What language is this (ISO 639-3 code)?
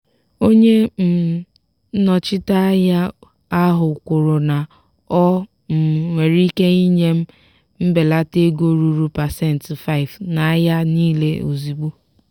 ibo